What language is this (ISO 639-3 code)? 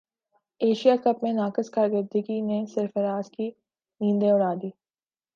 urd